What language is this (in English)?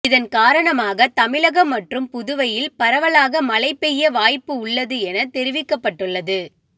Tamil